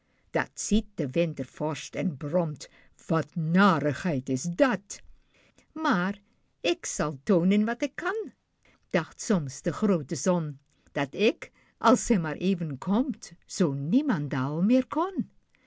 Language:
Dutch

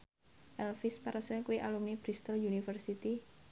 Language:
Javanese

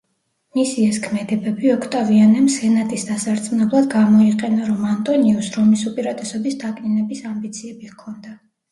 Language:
Georgian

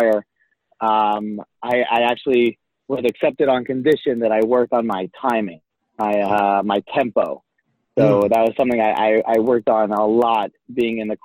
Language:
English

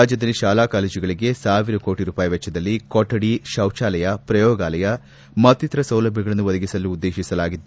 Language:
Kannada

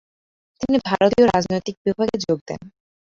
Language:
Bangla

